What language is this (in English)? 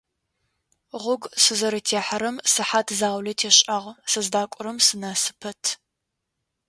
Adyghe